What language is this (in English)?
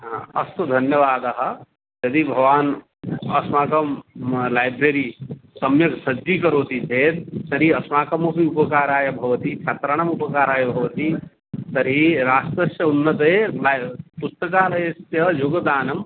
Sanskrit